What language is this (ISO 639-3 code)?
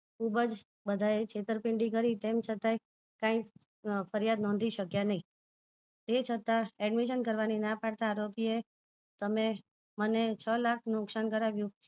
guj